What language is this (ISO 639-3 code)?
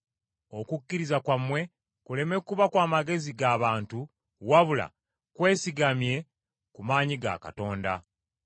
lug